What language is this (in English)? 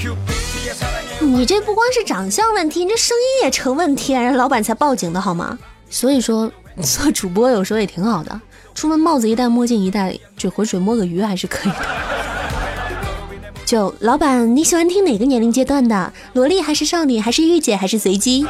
Chinese